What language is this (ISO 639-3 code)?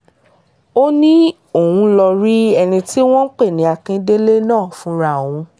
yor